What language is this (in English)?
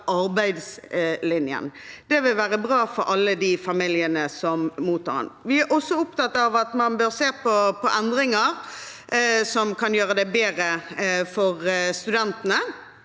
Norwegian